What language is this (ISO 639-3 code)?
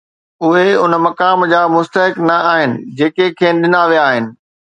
snd